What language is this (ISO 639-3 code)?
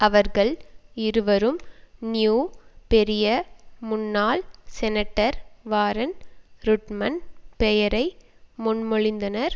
tam